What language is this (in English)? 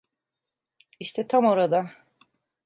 Turkish